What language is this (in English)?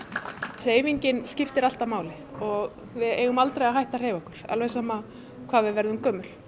Icelandic